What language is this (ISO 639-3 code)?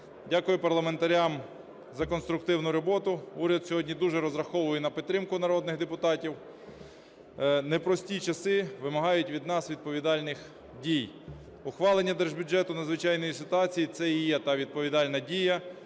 ukr